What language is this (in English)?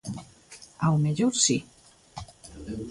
Galician